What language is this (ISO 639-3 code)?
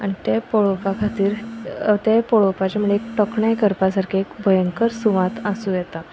kok